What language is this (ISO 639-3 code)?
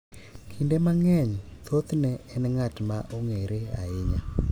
luo